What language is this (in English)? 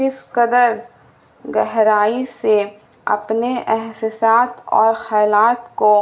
Urdu